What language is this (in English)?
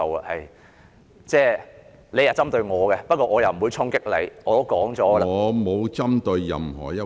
Cantonese